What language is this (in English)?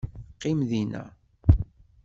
Kabyle